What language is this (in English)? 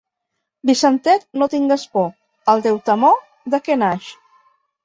Catalan